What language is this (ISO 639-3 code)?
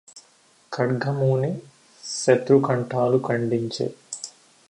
tel